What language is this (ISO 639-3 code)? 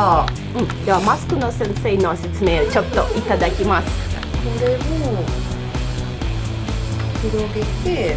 jpn